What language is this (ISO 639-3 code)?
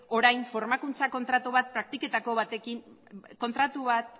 eus